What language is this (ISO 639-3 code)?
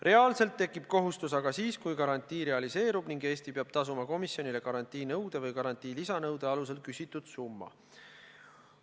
est